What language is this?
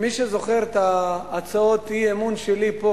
Hebrew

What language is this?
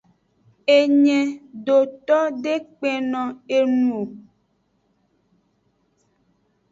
Aja (Benin)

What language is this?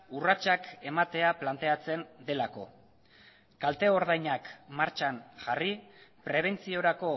Basque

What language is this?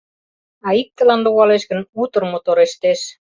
Mari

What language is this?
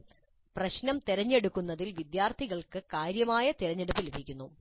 Malayalam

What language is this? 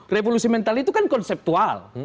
Indonesian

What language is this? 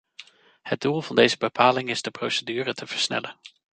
Dutch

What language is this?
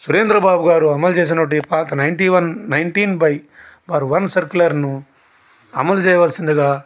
Telugu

